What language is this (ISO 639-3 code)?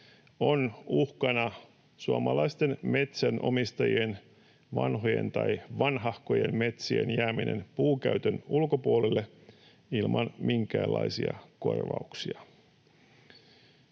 fin